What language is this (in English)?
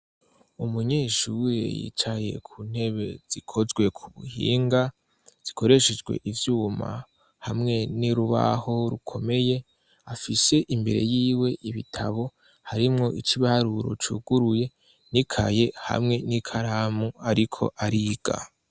Rundi